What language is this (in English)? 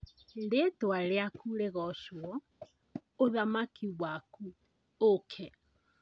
Kikuyu